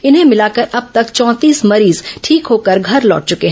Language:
Hindi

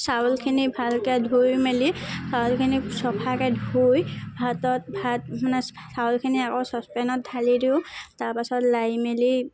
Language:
Assamese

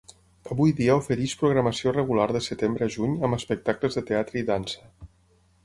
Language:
Catalan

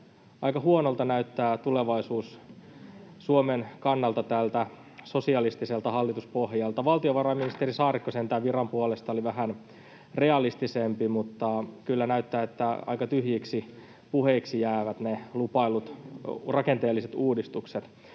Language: Finnish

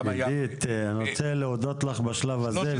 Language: Hebrew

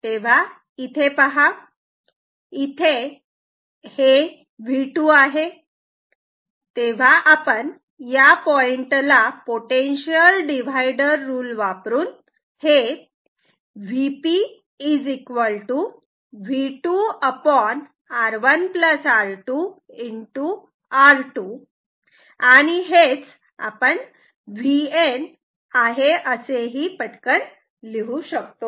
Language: Marathi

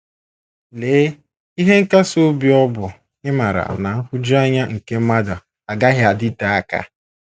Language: Igbo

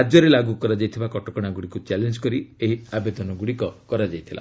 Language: Odia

